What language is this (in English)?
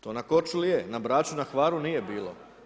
Croatian